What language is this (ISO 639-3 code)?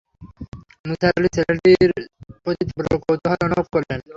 ben